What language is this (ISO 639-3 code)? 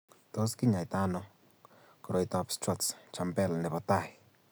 kln